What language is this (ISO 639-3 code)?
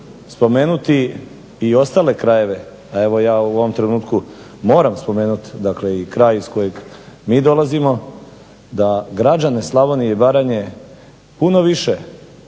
hrv